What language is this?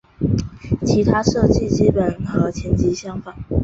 Chinese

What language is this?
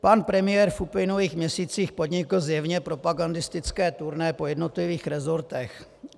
Czech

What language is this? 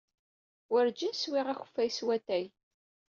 Kabyle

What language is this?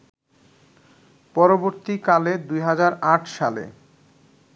Bangla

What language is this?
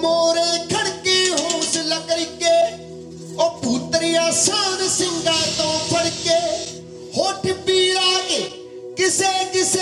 Punjabi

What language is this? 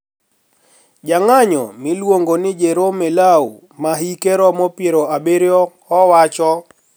Luo (Kenya and Tanzania)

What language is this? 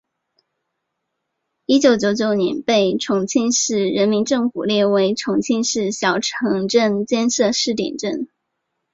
Chinese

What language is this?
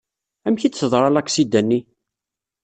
Kabyle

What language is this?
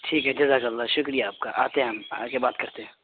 Urdu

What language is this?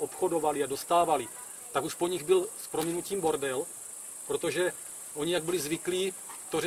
Czech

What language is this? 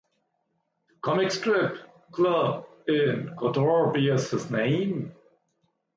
English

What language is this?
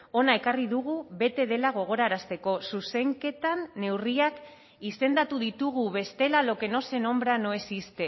Basque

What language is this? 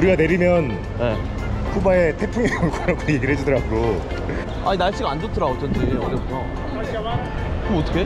Korean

